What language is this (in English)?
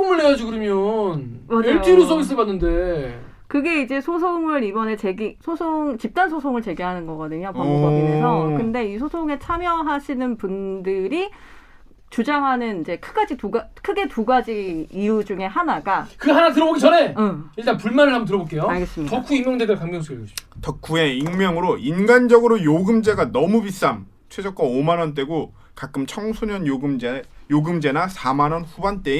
Korean